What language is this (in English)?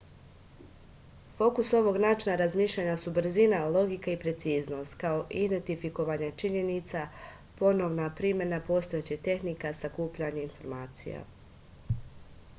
Serbian